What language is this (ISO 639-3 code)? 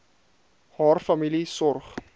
afr